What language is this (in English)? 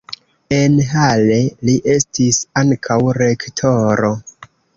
Esperanto